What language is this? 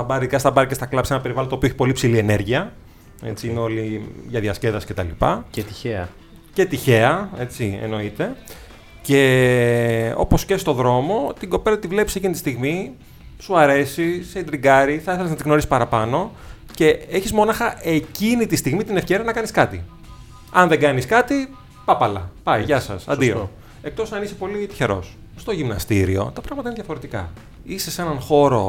Greek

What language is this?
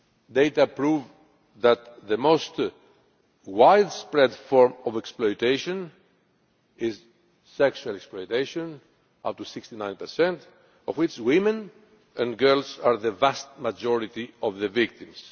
English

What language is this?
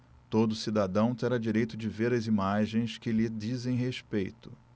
Portuguese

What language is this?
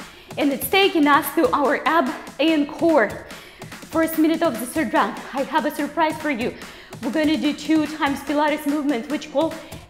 English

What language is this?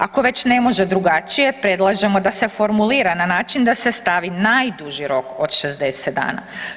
Croatian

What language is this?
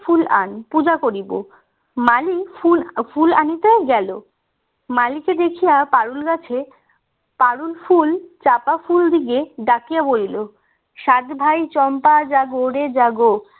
Bangla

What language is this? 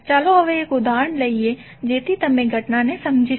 Gujarati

